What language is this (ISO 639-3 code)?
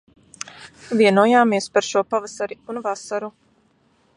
lav